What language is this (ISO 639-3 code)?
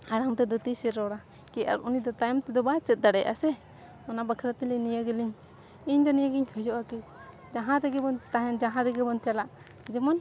sat